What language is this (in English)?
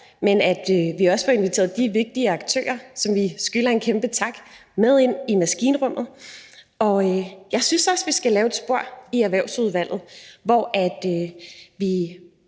Danish